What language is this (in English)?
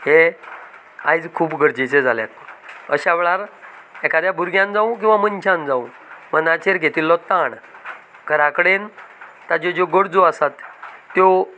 Konkani